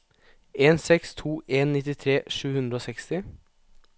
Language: Norwegian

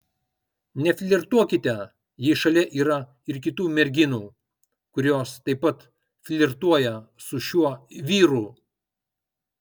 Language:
Lithuanian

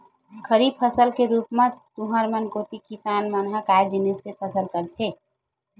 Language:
Chhattisgarhi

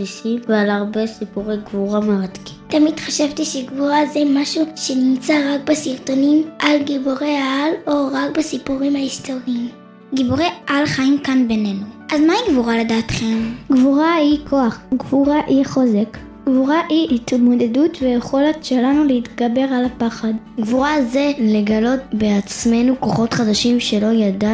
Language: Hebrew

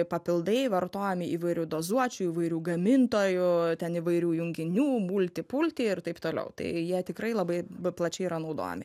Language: Lithuanian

